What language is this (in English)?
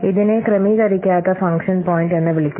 Malayalam